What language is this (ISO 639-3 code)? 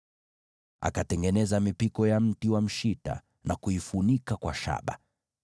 swa